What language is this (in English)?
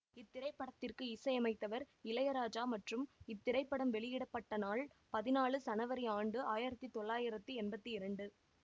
Tamil